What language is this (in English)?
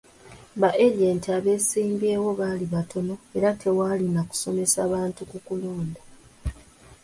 Ganda